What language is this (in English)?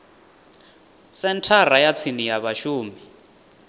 Venda